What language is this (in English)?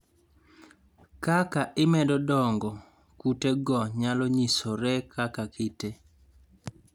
Luo (Kenya and Tanzania)